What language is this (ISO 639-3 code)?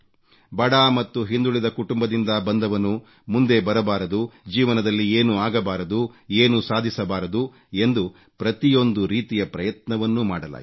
kan